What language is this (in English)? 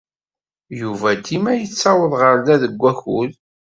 Kabyle